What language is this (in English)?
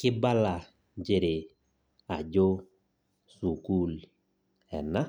Masai